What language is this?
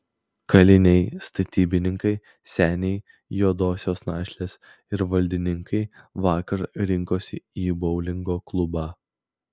Lithuanian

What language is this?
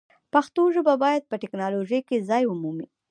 Pashto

